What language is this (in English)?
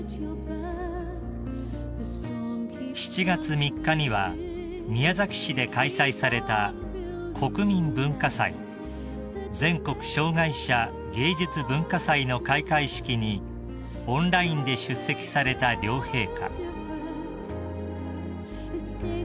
Japanese